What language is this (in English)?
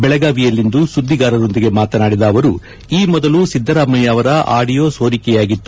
Kannada